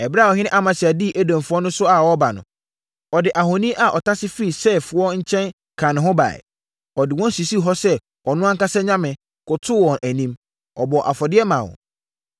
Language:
Akan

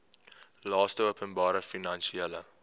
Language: Afrikaans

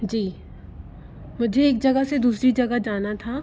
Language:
Hindi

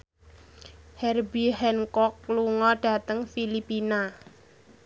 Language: Javanese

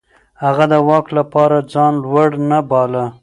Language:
Pashto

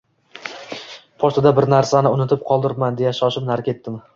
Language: Uzbek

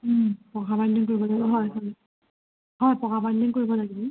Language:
Assamese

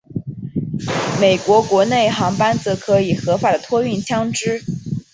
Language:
Chinese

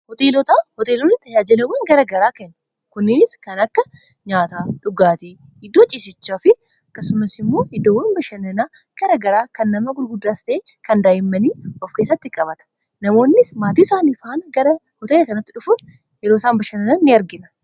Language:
Oromo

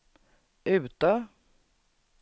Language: Swedish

